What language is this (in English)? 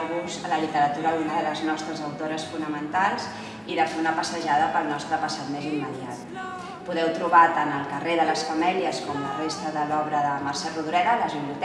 Catalan